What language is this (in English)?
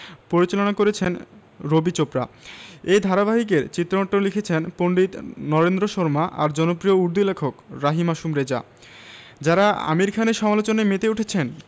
Bangla